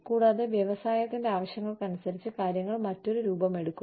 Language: Malayalam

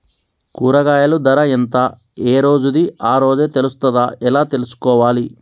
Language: Telugu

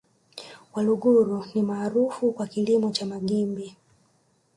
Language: Swahili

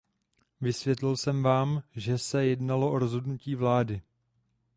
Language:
Czech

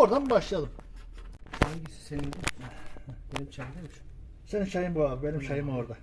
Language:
Turkish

